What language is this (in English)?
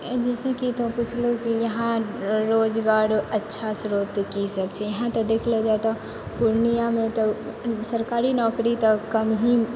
Maithili